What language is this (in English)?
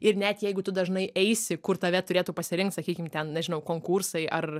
Lithuanian